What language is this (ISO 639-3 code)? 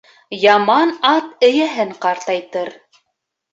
bak